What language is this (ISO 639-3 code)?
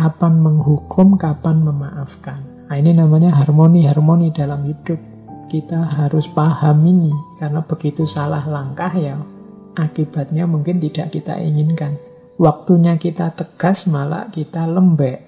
ind